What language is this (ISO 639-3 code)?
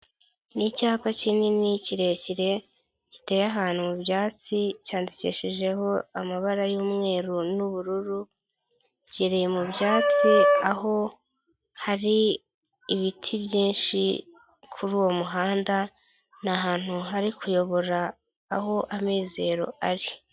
kin